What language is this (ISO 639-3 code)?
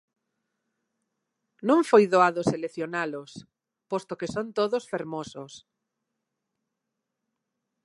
glg